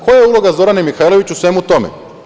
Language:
Serbian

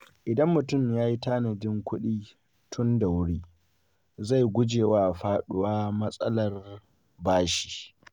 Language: Hausa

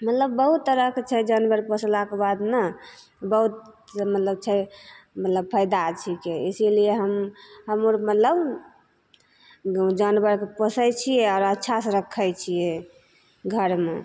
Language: Maithili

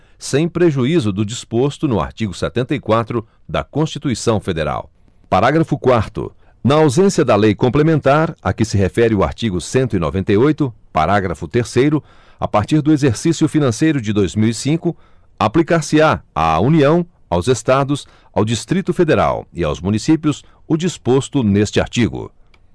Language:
Portuguese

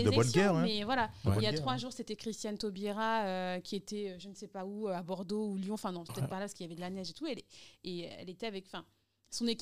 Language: French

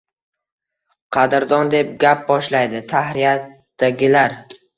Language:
Uzbek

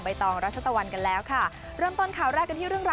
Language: Thai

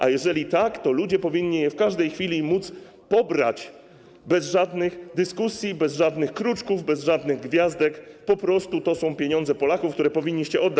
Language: Polish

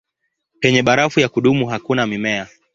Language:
Swahili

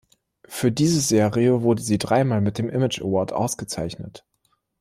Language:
German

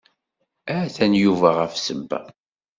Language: Kabyle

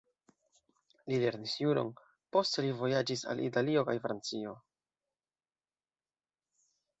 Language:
Esperanto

